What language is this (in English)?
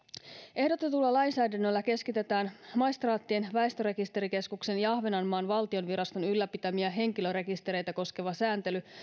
Finnish